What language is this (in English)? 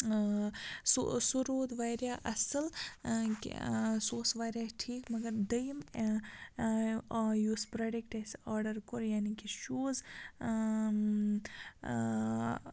Kashmiri